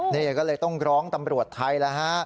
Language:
Thai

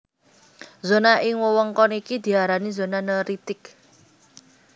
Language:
Javanese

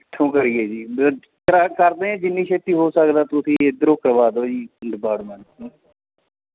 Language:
Punjabi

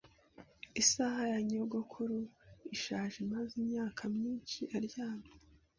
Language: Kinyarwanda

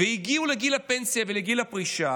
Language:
Hebrew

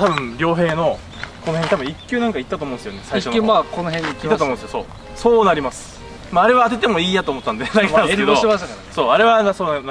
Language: Japanese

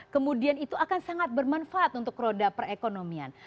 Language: Indonesian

